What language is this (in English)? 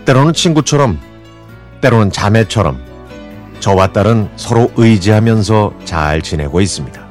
Korean